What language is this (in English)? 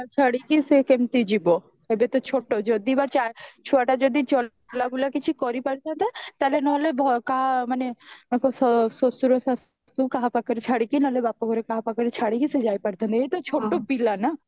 Odia